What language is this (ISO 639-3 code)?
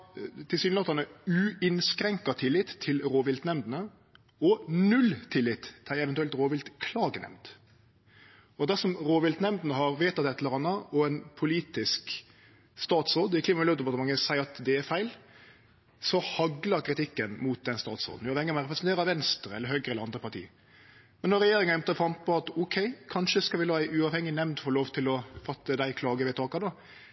nno